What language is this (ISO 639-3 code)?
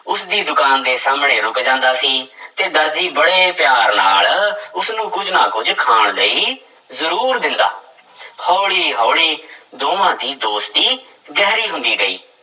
pan